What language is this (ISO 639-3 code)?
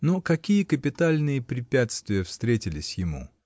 rus